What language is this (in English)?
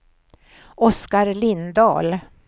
Swedish